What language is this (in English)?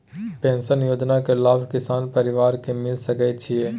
Maithili